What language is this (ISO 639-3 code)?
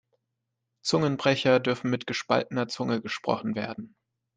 deu